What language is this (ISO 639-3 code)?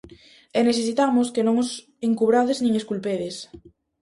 glg